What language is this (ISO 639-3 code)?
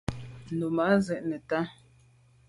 byv